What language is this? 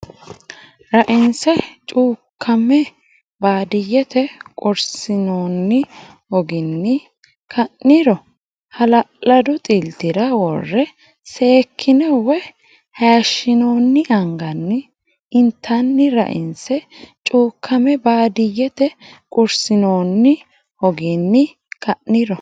Sidamo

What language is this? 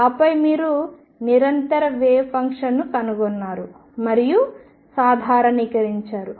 Telugu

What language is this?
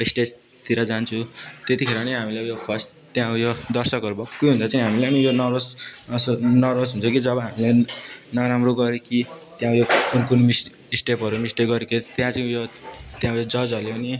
Nepali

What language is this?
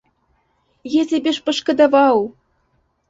Belarusian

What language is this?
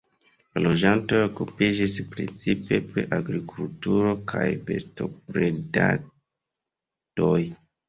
Esperanto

